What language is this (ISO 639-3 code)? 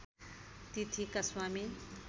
nep